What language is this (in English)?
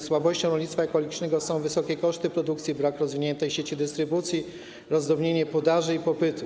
Polish